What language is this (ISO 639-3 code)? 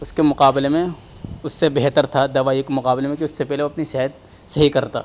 urd